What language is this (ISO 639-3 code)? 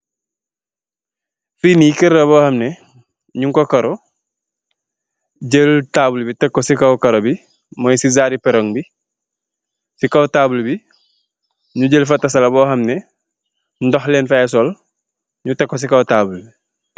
wol